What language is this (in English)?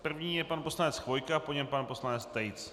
Czech